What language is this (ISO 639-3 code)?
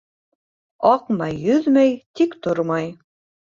bak